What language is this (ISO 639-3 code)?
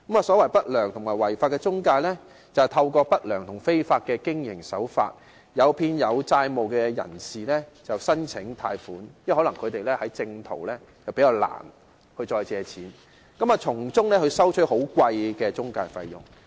yue